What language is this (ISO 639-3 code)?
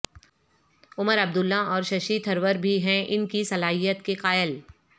urd